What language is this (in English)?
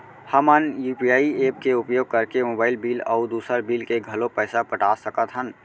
Chhattisgarhi